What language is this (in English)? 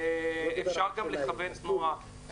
Hebrew